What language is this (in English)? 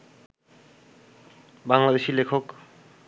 Bangla